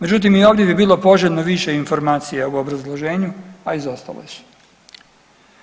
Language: Croatian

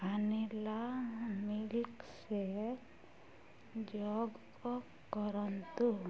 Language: Odia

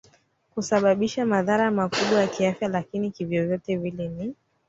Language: Swahili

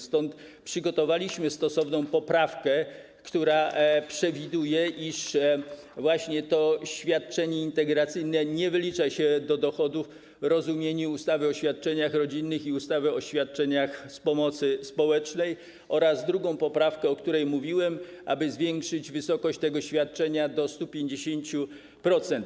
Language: Polish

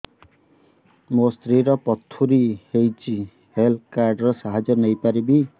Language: Odia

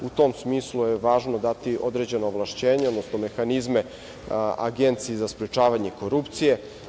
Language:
Serbian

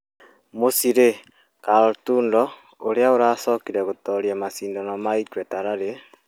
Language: Kikuyu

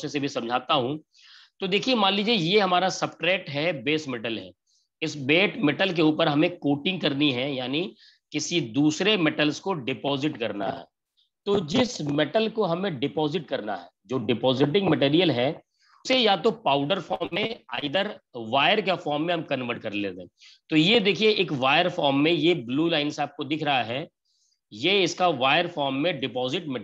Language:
Hindi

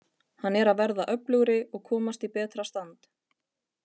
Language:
Icelandic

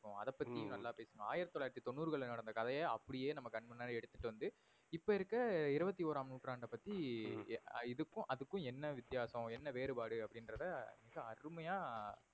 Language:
Tamil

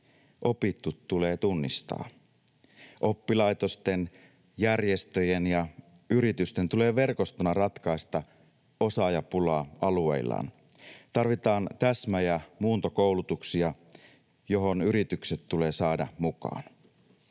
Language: Finnish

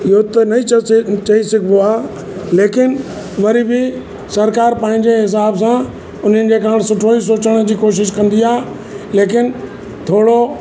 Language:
Sindhi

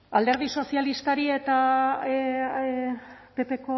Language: Basque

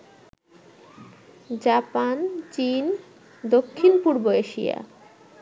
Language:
Bangla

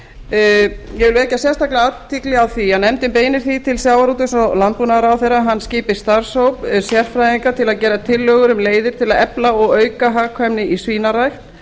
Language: Icelandic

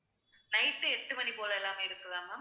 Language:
Tamil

